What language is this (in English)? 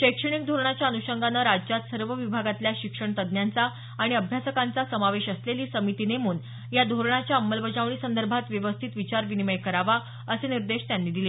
Marathi